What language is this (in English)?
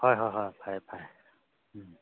Manipuri